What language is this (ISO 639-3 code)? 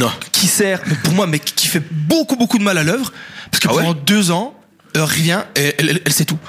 fra